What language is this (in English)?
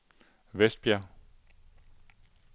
Danish